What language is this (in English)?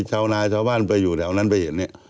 Thai